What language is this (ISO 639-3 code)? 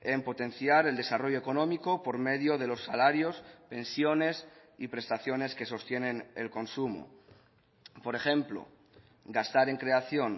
spa